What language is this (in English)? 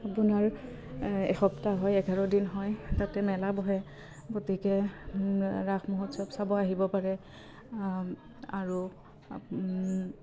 Assamese